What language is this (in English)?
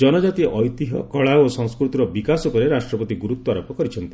Odia